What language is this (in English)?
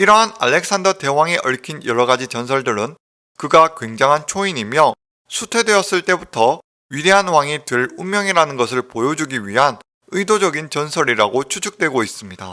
Korean